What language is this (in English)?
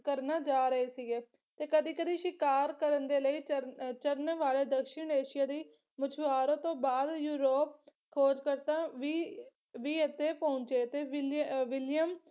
Punjabi